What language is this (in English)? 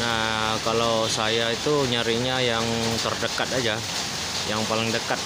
Indonesian